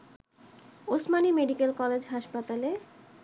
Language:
Bangla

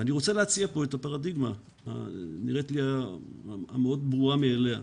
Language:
Hebrew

